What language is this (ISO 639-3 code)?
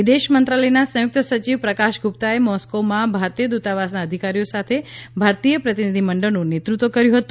guj